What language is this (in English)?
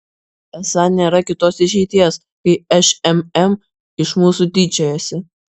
Lithuanian